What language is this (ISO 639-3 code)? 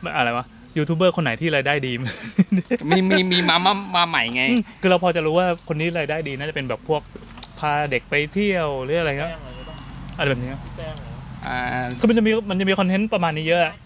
tha